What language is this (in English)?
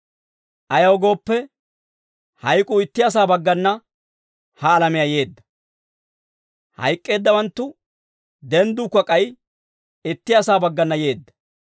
Dawro